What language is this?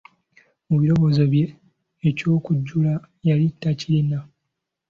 Ganda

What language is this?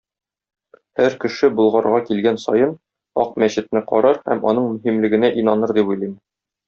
Tatar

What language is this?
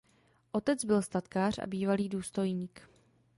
Czech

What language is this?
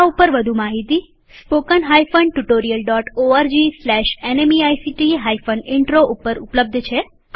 Gujarati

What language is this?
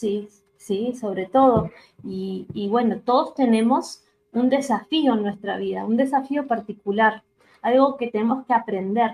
Spanish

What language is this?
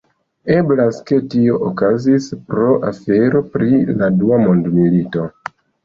Esperanto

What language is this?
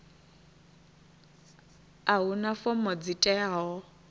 Venda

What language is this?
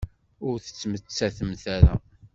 Kabyle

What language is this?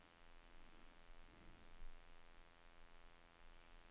Norwegian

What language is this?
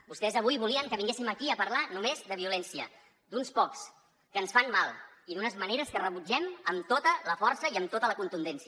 Catalan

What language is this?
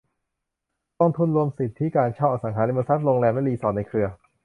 Thai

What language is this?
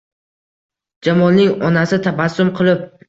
Uzbek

